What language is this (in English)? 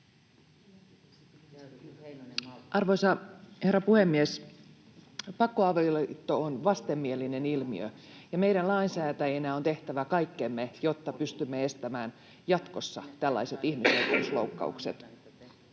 Finnish